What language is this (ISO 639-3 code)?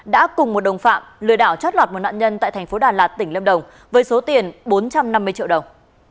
vie